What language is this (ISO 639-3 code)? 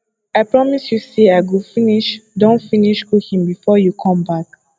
pcm